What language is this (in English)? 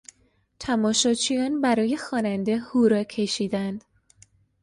Persian